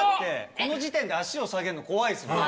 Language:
Japanese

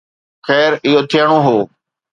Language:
Sindhi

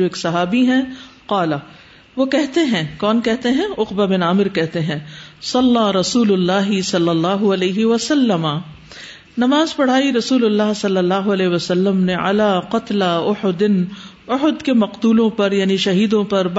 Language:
Urdu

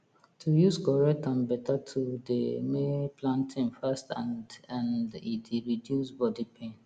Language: Nigerian Pidgin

